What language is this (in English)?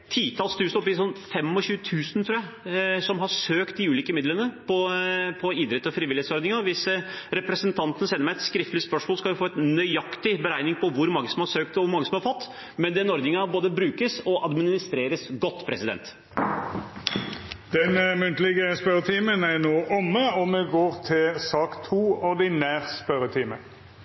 Norwegian